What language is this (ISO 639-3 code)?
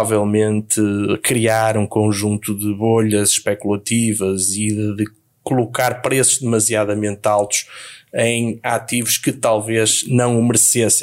por